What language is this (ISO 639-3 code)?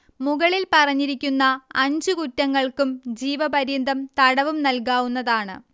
mal